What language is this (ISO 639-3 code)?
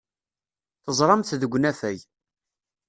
kab